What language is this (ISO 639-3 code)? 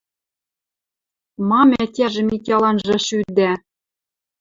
mrj